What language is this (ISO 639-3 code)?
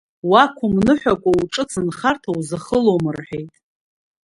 abk